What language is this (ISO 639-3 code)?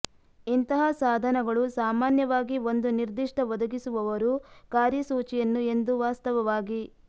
kan